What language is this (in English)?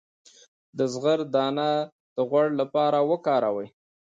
Pashto